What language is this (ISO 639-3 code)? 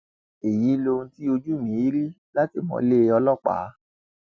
yor